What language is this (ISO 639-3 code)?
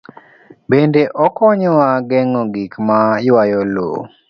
luo